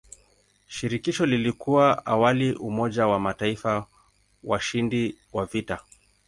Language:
Swahili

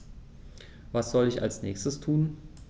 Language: German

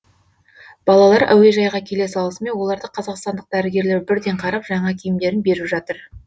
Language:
Kazakh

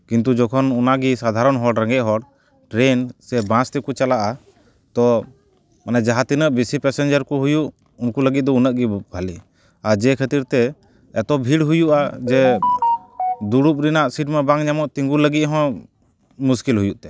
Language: Santali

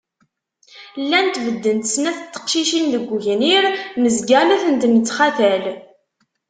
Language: Kabyle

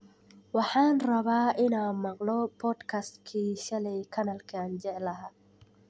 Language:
Somali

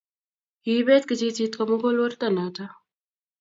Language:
Kalenjin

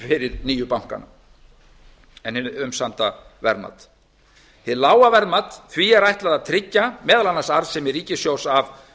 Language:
Icelandic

